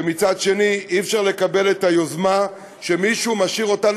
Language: Hebrew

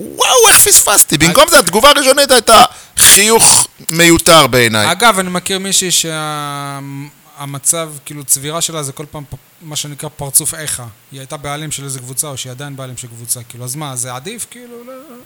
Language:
Hebrew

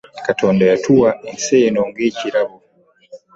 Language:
Ganda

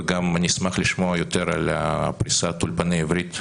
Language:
Hebrew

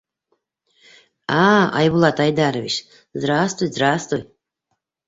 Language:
Bashkir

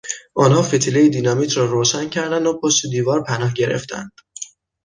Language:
Persian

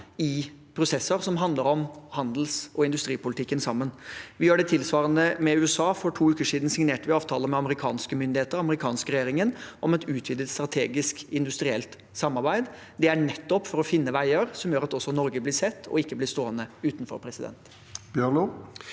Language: Norwegian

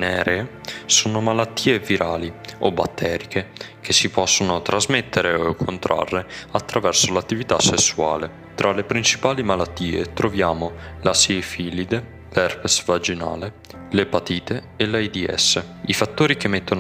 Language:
Italian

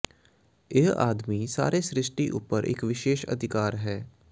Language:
Punjabi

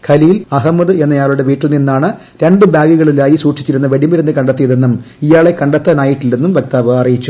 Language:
Malayalam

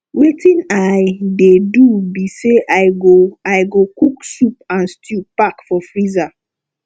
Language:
Nigerian Pidgin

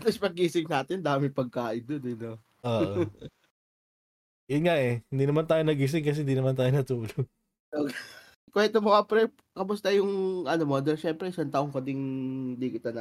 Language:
Filipino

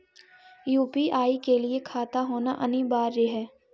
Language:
Magahi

